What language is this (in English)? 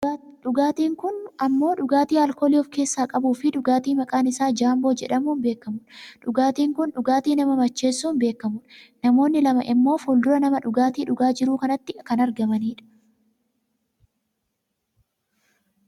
Oromo